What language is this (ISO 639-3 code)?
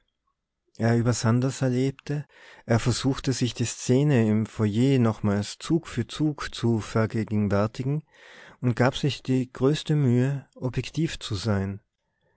deu